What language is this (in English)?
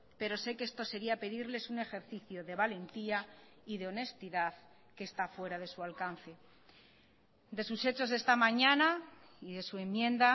Spanish